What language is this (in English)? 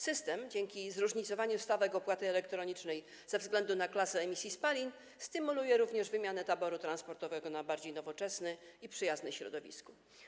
Polish